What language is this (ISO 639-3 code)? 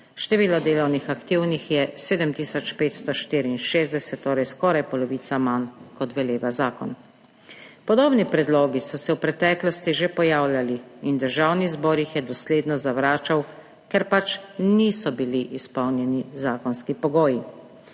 slv